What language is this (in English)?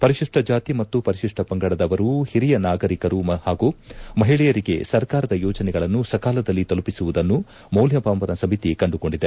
Kannada